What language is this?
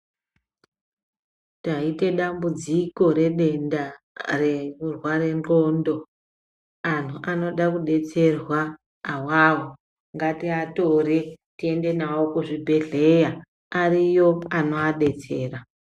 Ndau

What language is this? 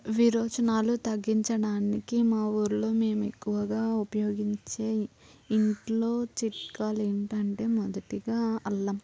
Telugu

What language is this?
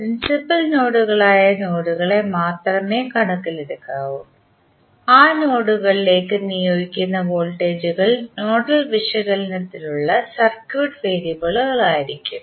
Malayalam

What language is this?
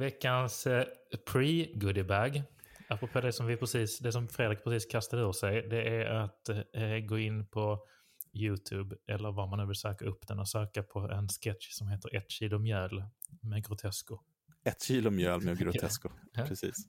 Swedish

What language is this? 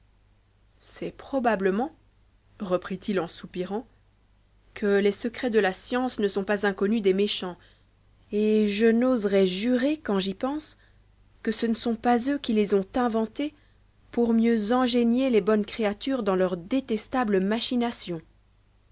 French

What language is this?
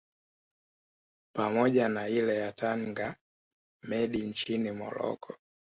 Swahili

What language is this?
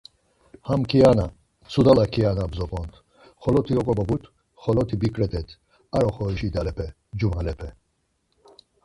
Laz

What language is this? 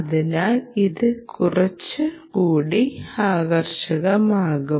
Malayalam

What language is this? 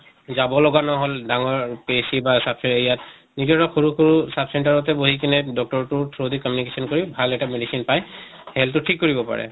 Assamese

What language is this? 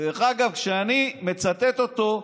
Hebrew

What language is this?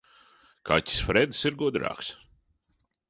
Latvian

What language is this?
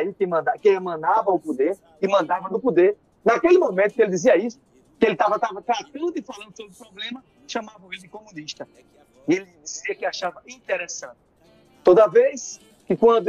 Portuguese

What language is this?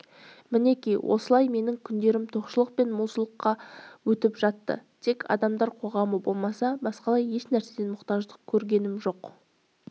Kazakh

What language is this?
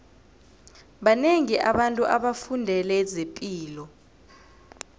South Ndebele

